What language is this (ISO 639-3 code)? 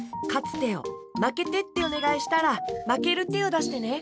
jpn